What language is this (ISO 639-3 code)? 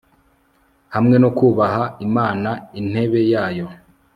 kin